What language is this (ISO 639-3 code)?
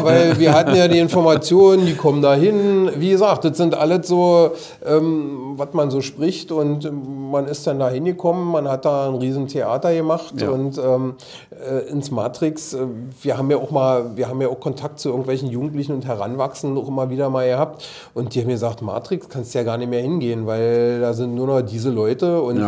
deu